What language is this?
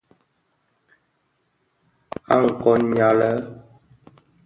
Bafia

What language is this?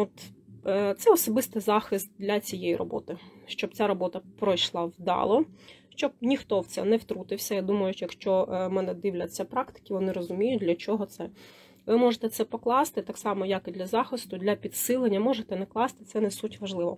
Ukrainian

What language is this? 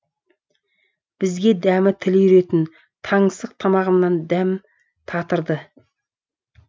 Kazakh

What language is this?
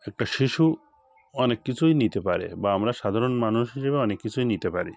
Bangla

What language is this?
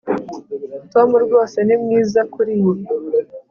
Kinyarwanda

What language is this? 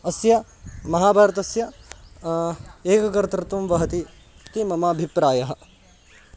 Sanskrit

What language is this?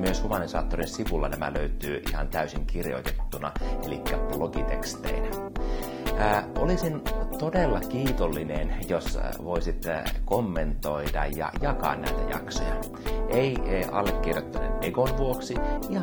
Finnish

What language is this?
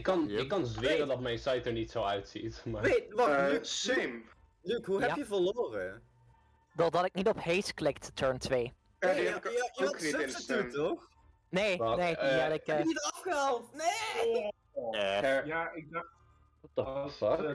Dutch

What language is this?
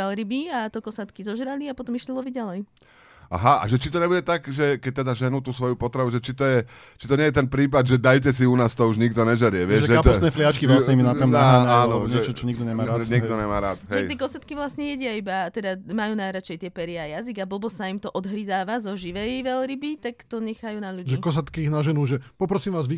Slovak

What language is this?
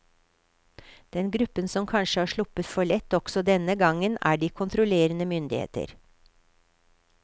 Norwegian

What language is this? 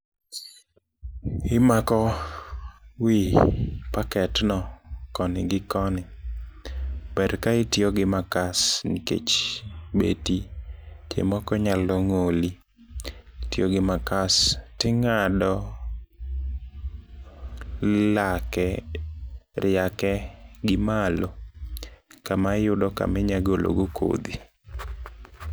Luo (Kenya and Tanzania)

